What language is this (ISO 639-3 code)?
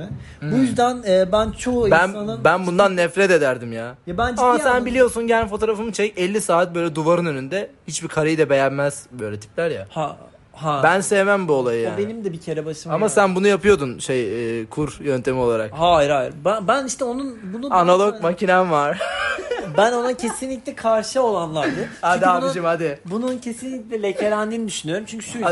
tur